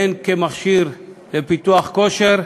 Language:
Hebrew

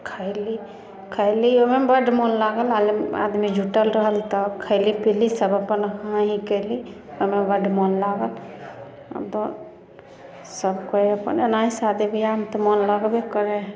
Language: Maithili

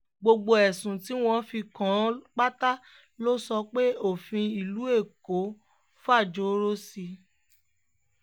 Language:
Yoruba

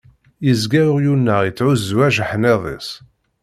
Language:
Kabyle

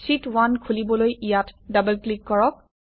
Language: Assamese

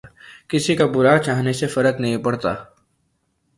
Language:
Urdu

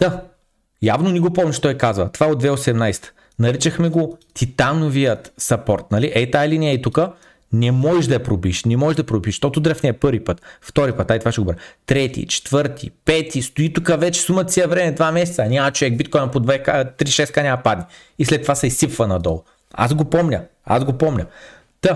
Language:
Bulgarian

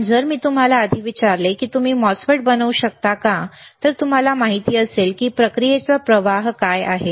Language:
Marathi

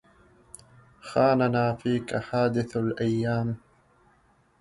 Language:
Arabic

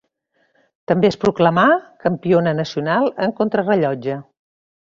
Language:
Catalan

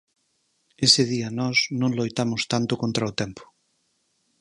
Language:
Galician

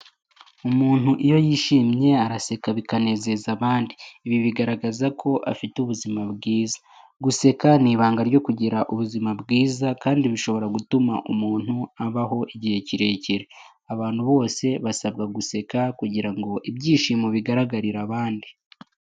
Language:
Kinyarwanda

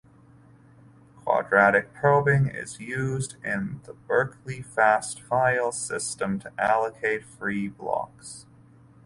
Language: English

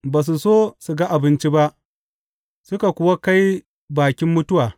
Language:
Hausa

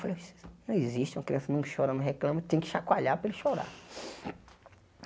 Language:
Portuguese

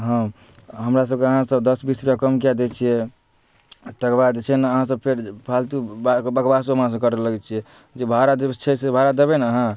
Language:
Maithili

